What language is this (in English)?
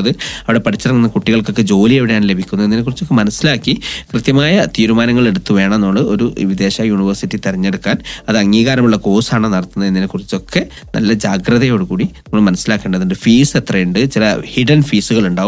Malayalam